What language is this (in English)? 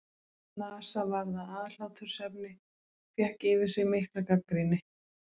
Icelandic